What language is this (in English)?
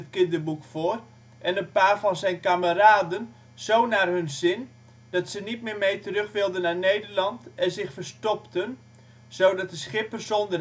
Dutch